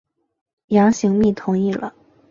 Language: Chinese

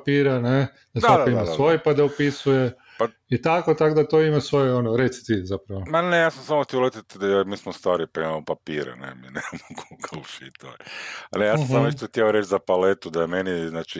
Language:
Croatian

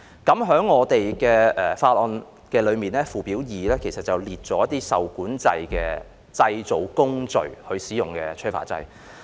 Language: Cantonese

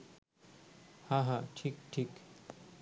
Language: Bangla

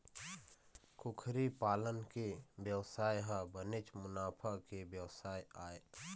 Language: Chhattisgarhi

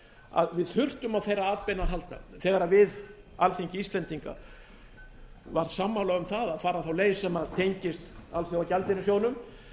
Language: Icelandic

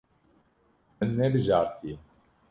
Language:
Kurdish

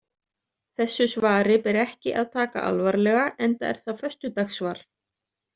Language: Icelandic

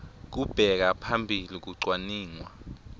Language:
Swati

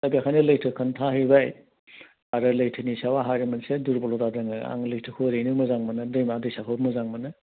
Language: Bodo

